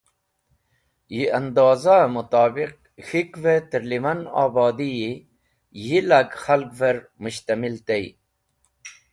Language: Wakhi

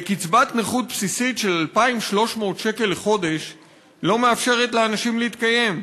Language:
Hebrew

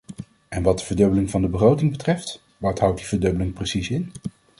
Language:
Dutch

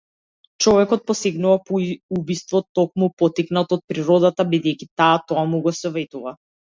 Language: Macedonian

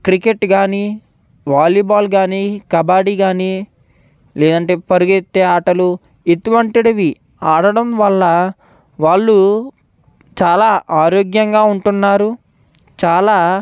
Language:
Telugu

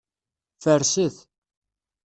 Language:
Kabyle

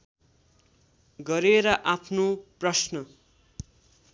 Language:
Nepali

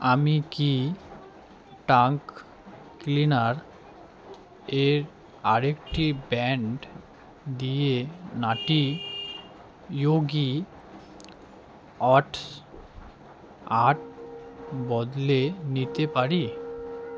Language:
Bangla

